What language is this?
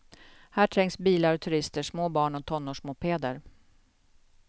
Swedish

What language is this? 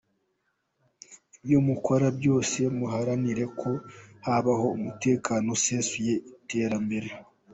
Kinyarwanda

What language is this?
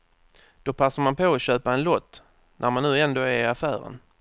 Swedish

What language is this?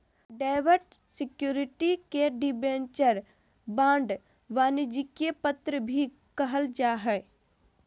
Magahi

